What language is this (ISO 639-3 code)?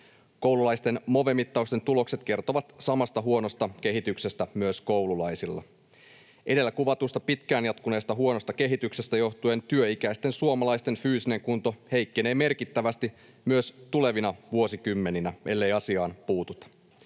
fin